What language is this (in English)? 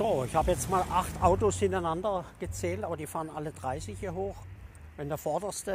German